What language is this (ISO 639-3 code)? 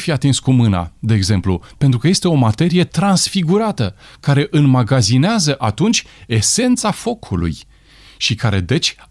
ron